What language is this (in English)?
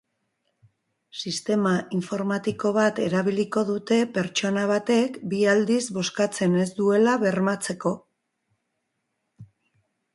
Basque